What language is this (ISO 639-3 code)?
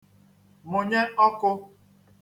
ibo